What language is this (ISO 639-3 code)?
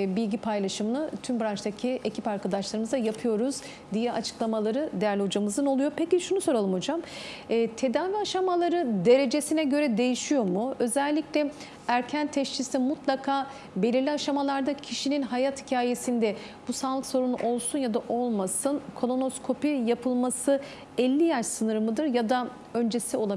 tur